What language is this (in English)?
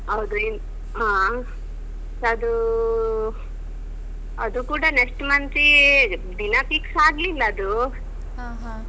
Kannada